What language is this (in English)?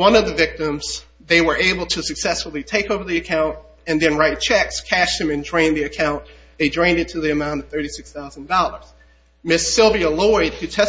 English